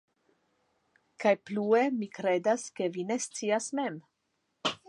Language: Esperanto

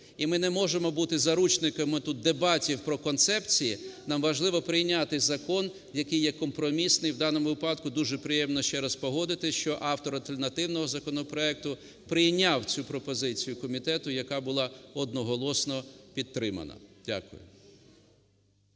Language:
Ukrainian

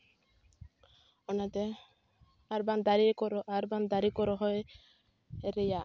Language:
Santali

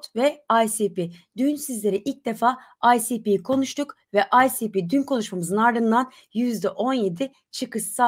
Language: Turkish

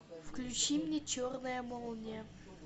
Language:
Russian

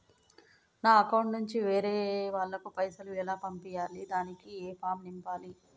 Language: Telugu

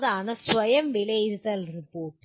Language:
Malayalam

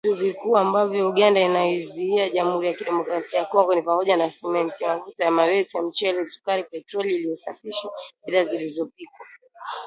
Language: Swahili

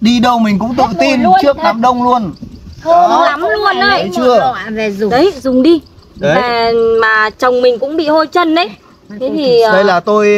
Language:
Vietnamese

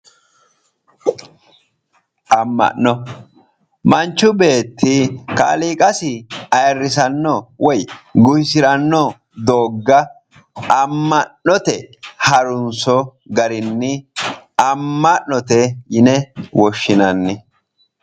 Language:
Sidamo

